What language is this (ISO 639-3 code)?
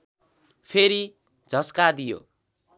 nep